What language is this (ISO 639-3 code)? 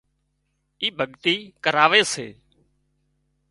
kxp